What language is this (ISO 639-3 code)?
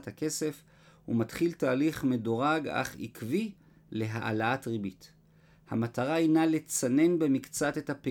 heb